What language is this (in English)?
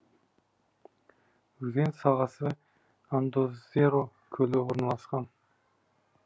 Kazakh